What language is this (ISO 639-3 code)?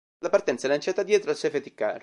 ita